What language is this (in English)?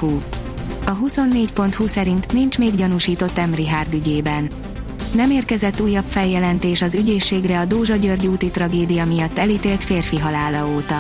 Hungarian